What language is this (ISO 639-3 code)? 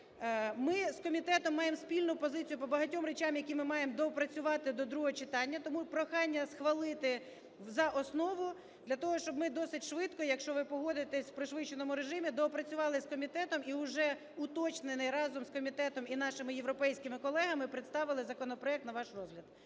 ukr